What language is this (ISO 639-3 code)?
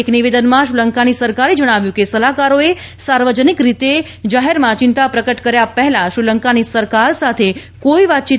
guj